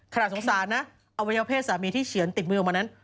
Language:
Thai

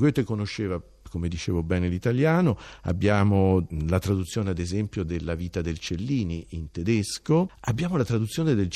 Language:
Italian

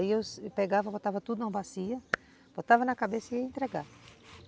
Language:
Portuguese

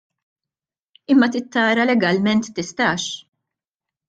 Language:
Maltese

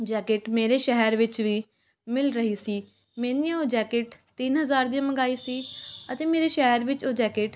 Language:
Punjabi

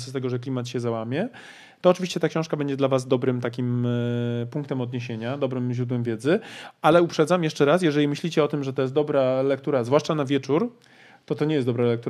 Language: Polish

